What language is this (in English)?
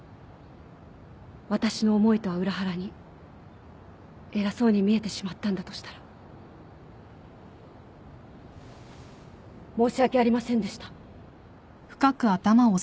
Japanese